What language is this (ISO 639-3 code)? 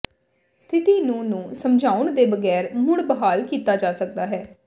pan